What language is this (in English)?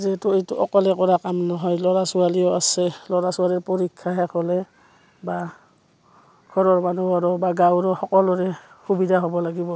Assamese